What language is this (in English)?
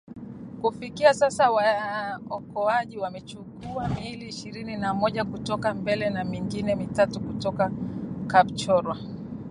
Swahili